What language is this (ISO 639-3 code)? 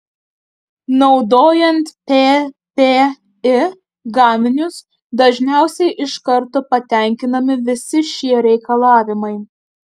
lit